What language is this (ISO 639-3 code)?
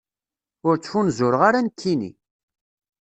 kab